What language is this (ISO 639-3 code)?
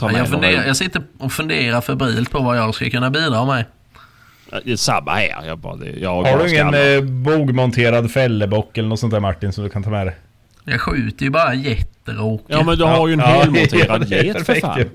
swe